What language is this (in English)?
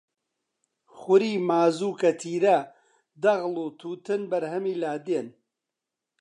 Central Kurdish